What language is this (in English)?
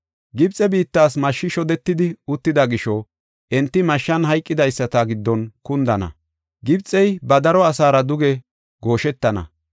Gofa